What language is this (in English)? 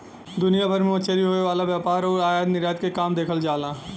Bhojpuri